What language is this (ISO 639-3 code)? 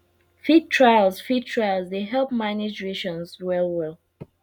pcm